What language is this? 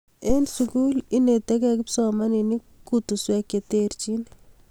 Kalenjin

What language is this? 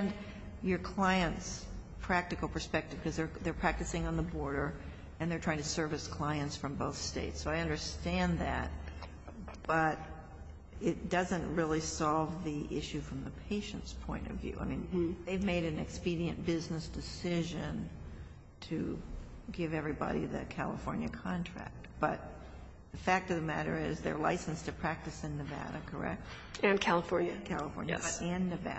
English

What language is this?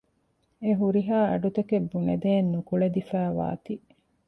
Divehi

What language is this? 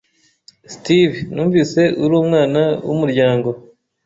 Kinyarwanda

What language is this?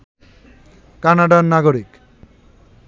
Bangla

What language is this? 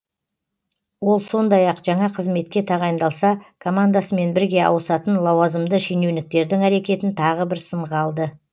Kazakh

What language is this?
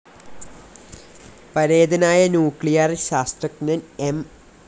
Malayalam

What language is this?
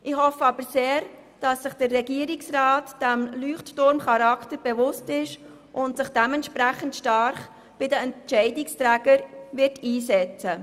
Swiss German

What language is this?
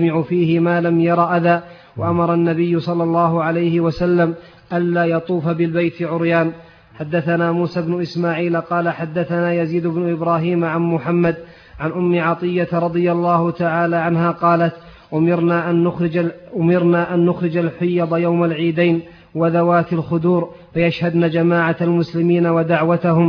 Arabic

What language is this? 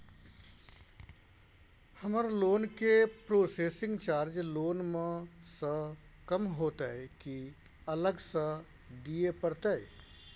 Maithili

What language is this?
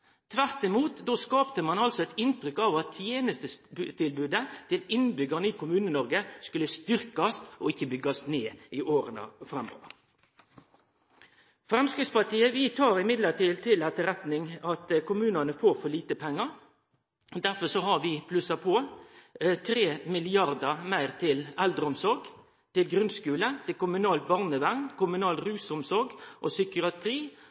Norwegian Nynorsk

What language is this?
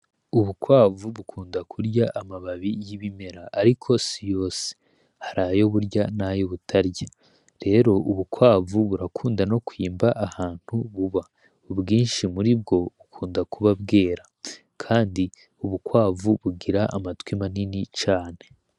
Rundi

